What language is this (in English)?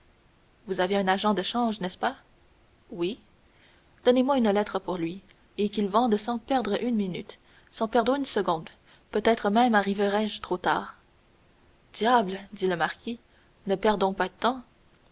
French